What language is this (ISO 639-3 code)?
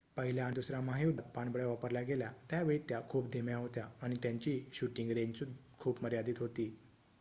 mar